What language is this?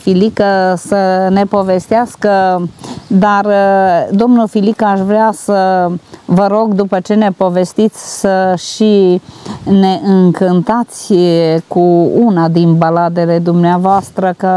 Romanian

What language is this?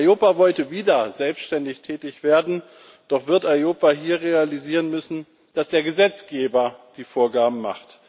German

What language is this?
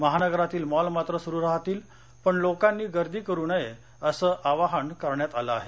Marathi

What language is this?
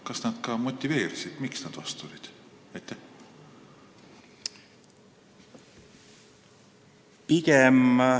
Estonian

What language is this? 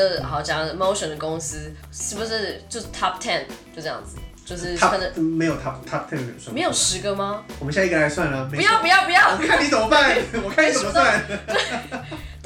Chinese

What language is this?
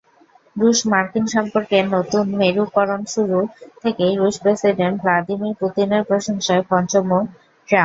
Bangla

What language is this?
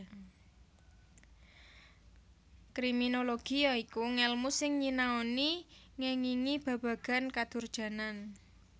Javanese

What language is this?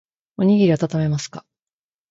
Japanese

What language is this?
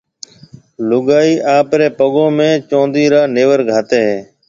Marwari (Pakistan)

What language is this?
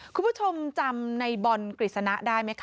Thai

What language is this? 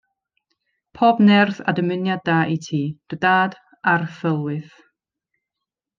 Welsh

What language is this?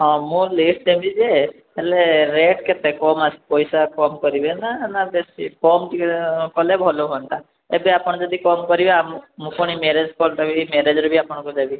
Odia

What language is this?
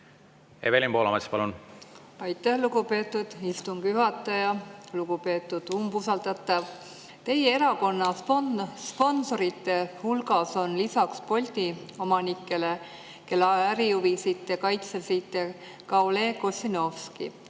Estonian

